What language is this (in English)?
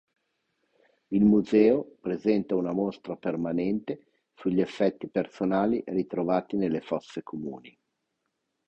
Italian